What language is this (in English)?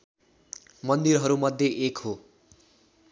Nepali